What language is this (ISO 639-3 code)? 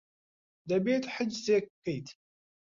ckb